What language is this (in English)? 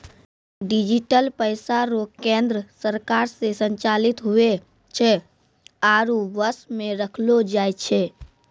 Maithili